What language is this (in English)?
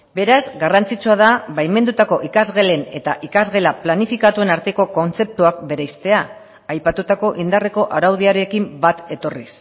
Basque